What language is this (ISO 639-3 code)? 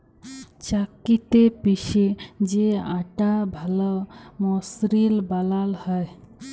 ben